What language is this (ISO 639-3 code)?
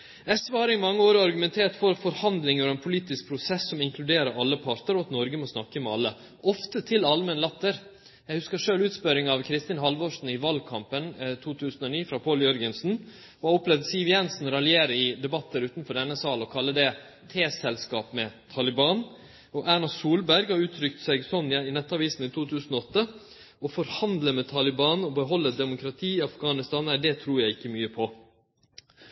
nno